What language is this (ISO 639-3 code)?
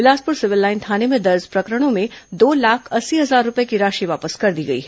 hin